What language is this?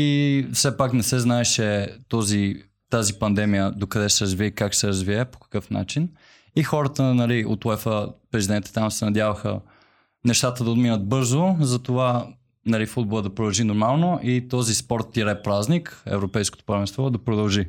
Bulgarian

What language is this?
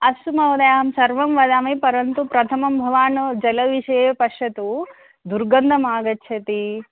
Sanskrit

